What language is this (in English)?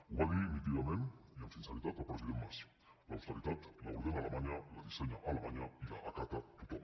Catalan